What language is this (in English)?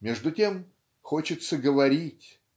Russian